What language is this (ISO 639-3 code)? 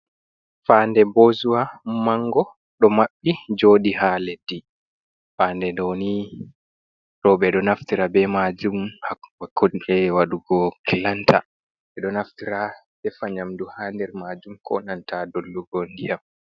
ful